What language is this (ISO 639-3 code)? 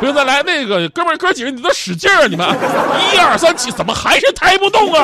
zho